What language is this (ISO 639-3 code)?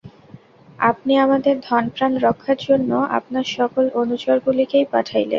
ben